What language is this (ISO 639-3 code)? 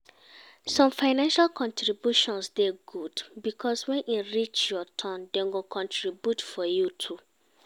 pcm